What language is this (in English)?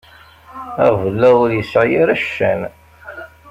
Kabyle